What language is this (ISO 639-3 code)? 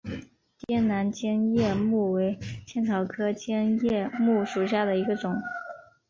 zho